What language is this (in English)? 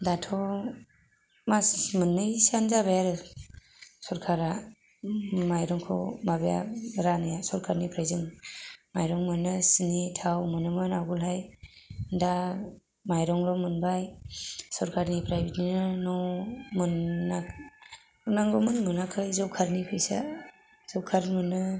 Bodo